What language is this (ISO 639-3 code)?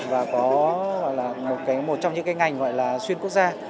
vie